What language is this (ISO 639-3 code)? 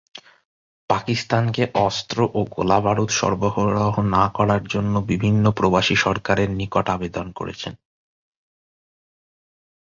ben